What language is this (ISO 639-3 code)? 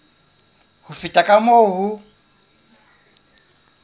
sot